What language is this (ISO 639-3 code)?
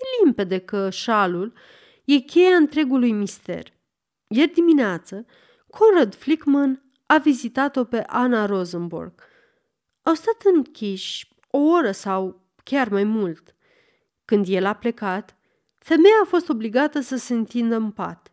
ron